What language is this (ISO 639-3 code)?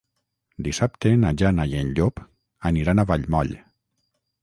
cat